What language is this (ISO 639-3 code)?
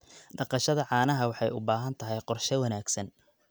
som